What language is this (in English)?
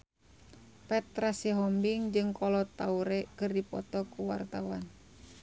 Sundanese